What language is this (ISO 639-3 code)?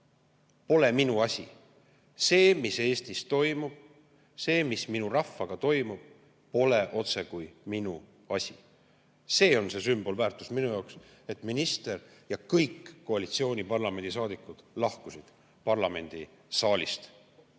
est